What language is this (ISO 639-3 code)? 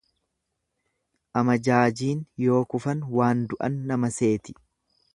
orm